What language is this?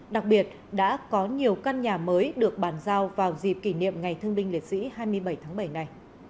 Vietnamese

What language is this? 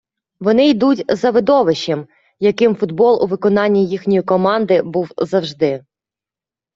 Ukrainian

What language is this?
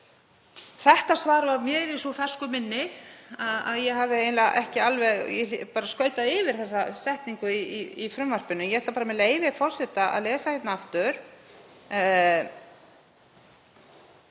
Icelandic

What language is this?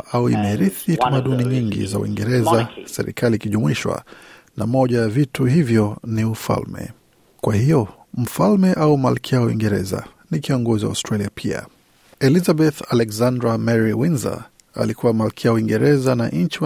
Swahili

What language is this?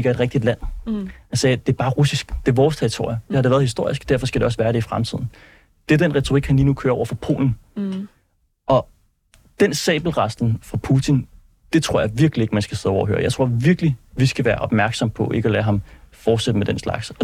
Danish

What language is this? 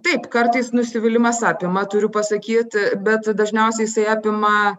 Lithuanian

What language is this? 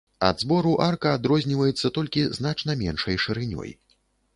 Belarusian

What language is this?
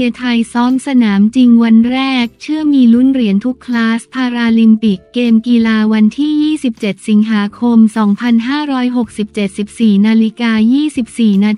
Thai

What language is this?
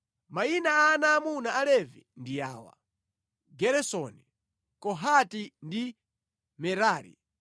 Nyanja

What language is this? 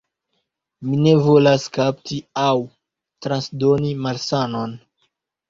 Esperanto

